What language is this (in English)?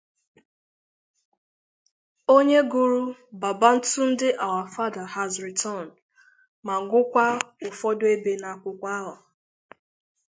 Igbo